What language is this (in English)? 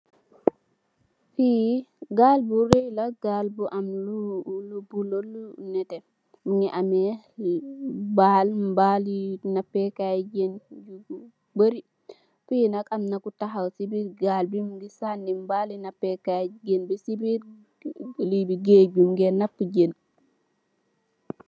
Wolof